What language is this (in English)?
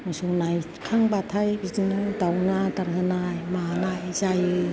Bodo